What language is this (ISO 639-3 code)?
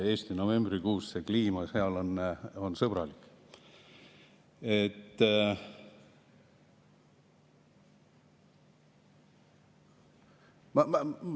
est